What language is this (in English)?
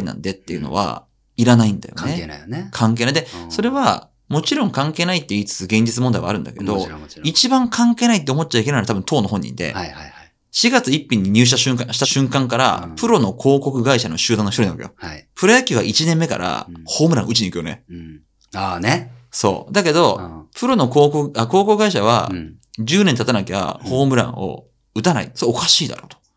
Japanese